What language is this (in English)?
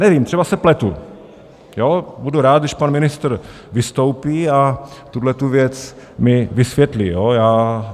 Czech